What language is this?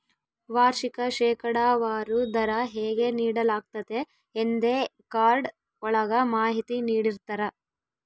Kannada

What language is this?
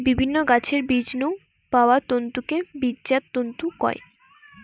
Bangla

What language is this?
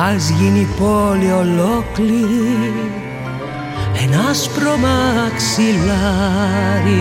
Greek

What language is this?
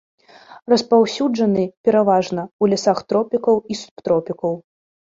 Belarusian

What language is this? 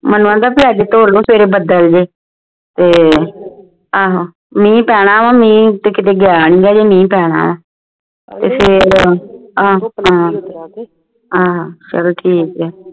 Punjabi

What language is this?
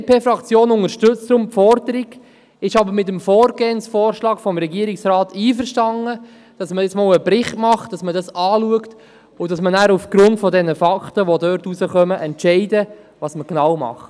Swiss German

